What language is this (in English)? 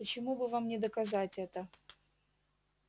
Russian